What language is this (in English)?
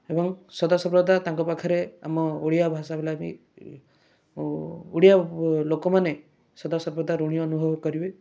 Odia